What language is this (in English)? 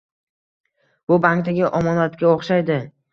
Uzbek